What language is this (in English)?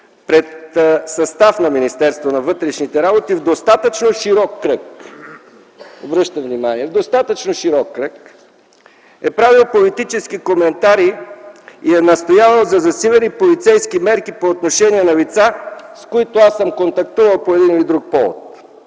Bulgarian